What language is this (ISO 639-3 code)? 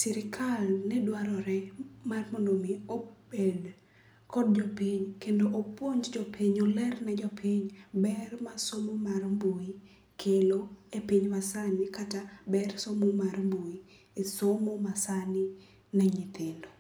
luo